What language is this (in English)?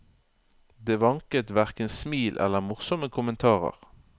Norwegian